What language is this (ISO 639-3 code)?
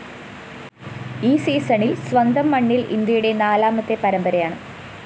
mal